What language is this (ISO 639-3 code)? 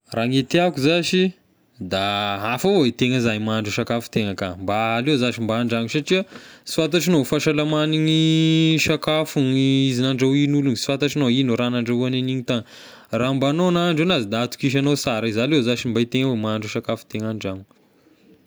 tkg